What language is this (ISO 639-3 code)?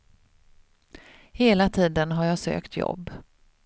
swe